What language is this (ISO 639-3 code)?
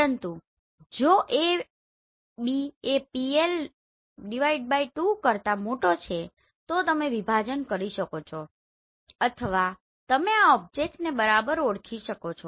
guj